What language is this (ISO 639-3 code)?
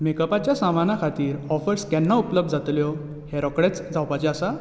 kok